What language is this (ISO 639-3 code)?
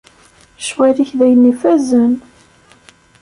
kab